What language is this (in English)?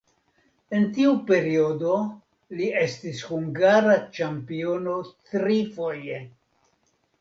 Esperanto